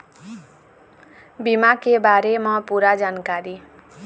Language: Chhattisgarhi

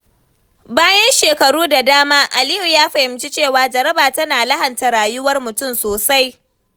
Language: Hausa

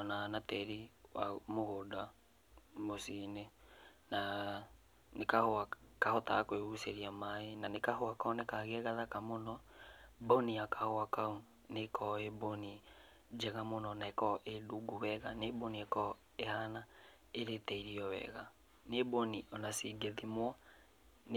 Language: Kikuyu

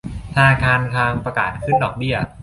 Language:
Thai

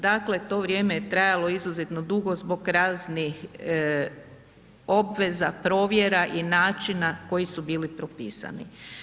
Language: Croatian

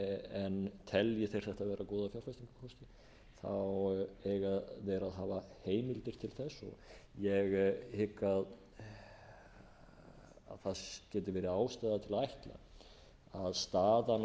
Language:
Icelandic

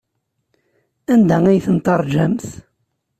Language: Kabyle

